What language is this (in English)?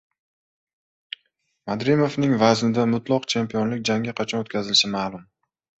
Uzbek